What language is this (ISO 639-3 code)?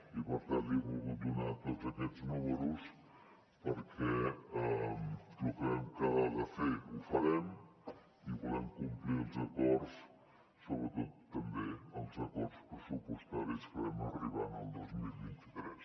cat